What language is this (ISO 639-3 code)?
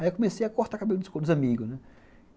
por